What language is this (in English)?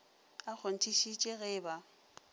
Northern Sotho